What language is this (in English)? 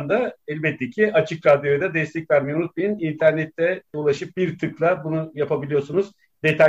Turkish